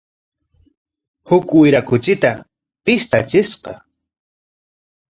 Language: Corongo Ancash Quechua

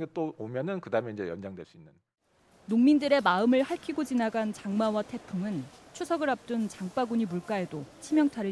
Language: Korean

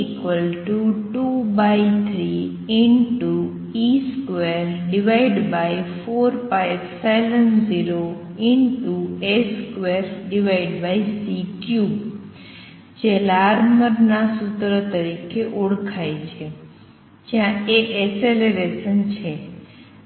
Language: Gujarati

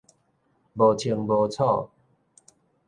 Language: Min Nan Chinese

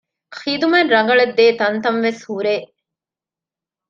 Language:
Divehi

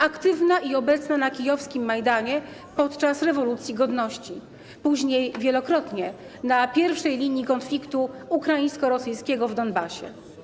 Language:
Polish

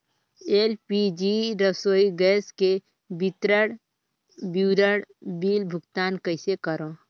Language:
Chhattisgarhi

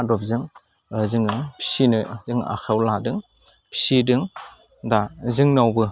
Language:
Bodo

